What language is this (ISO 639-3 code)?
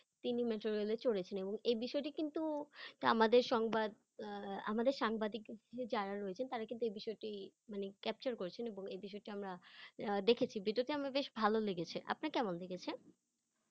ben